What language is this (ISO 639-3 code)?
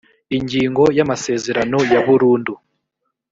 kin